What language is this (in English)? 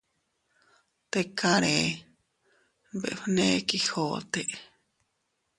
Teutila Cuicatec